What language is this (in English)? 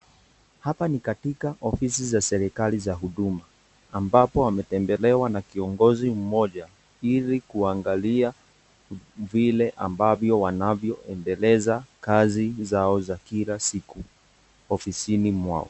Swahili